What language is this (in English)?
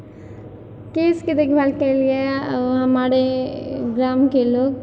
Maithili